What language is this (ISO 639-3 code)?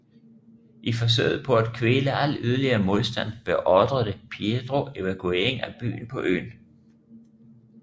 dan